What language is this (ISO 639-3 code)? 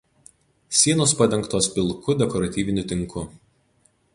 lit